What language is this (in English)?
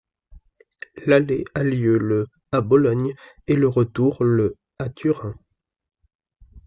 French